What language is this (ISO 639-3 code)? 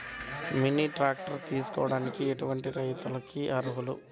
tel